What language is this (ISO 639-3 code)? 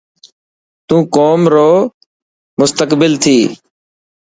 mki